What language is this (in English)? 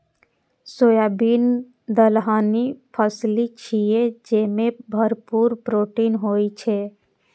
Maithili